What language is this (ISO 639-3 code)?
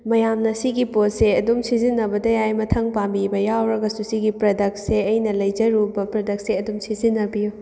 mni